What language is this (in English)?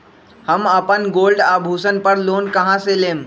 Magahi